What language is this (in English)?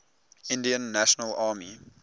English